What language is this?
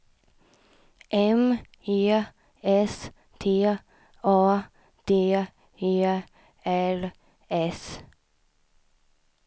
Swedish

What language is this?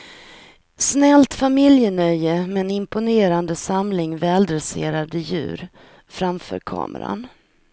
Swedish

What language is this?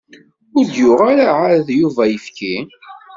Kabyle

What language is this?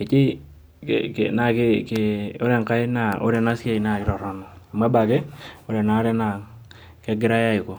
Masai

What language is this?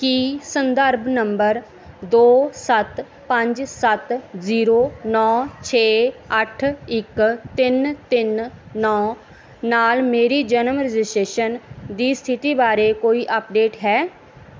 Punjabi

